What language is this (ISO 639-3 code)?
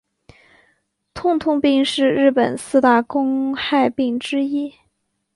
zho